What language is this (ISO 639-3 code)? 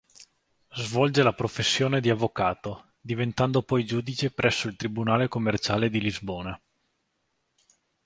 ita